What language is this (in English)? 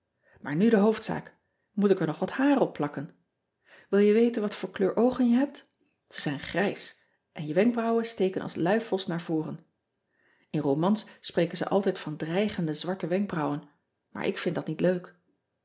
Dutch